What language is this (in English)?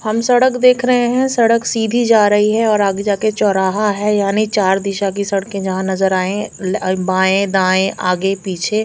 Hindi